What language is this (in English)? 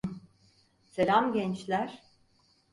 Turkish